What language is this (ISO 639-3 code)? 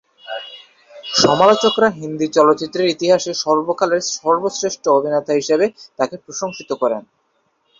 ben